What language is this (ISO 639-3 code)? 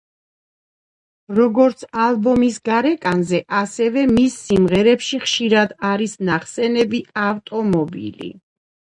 kat